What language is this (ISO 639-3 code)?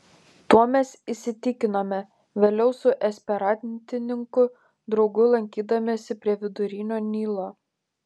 lit